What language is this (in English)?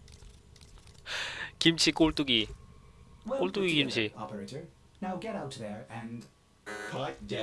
Korean